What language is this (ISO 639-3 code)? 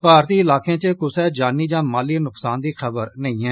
doi